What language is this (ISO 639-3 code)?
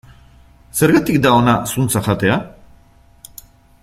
eus